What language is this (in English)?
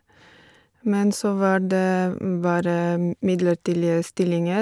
Norwegian